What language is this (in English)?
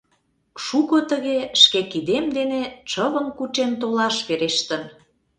Mari